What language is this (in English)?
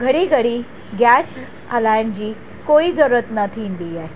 Sindhi